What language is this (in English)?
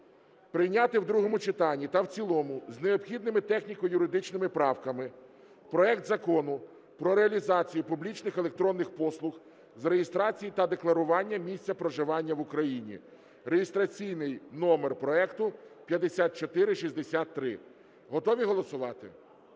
Ukrainian